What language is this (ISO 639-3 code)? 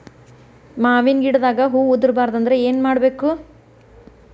kan